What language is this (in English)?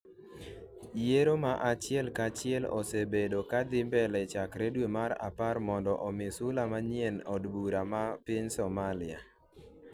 Luo (Kenya and Tanzania)